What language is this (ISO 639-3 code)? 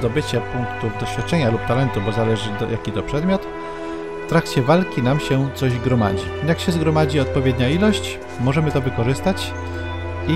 pol